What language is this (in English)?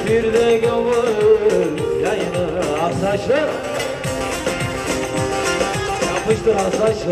Arabic